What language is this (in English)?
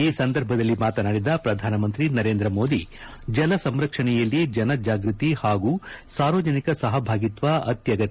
Kannada